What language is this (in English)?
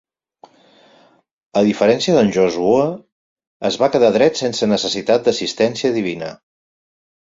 Catalan